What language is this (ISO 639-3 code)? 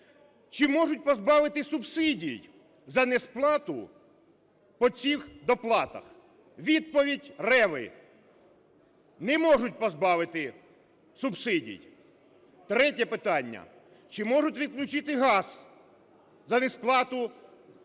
ukr